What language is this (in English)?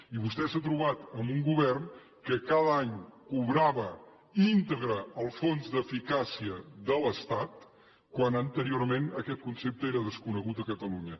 Catalan